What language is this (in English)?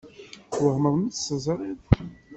Kabyle